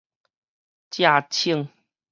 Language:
Min Nan Chinese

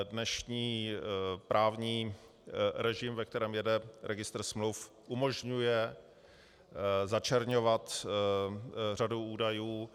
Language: Czech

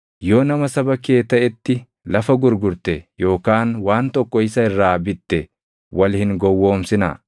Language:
Oromo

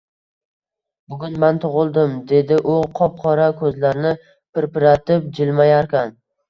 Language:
Uzbek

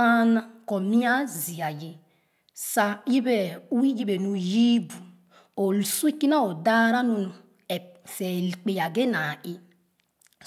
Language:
Khana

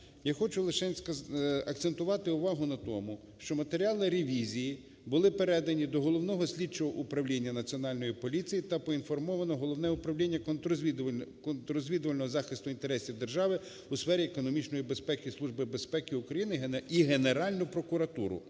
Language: Ukrainian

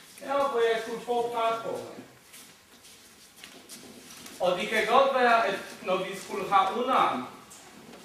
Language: Danish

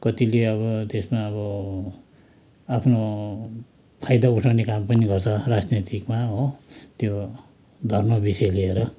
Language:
Nepali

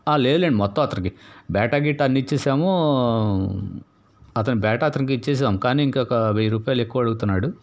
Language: Telugu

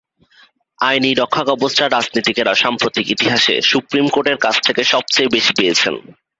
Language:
Bangla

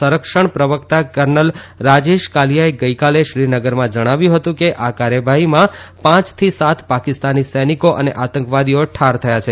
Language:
Gujarati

